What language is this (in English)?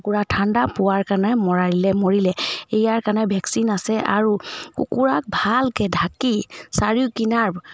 Assamese